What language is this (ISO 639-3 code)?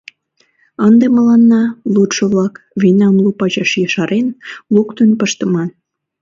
chm